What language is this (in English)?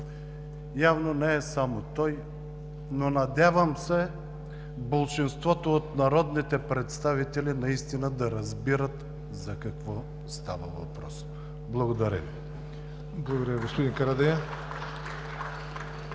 Bulgarian